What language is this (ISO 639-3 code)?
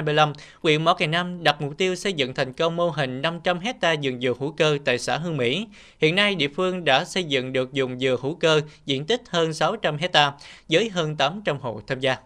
vie